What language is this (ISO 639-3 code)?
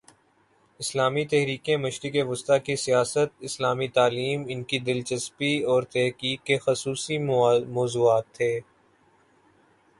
urd